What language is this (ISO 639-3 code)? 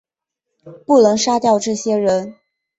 zho